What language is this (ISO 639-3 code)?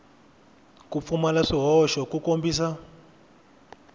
tso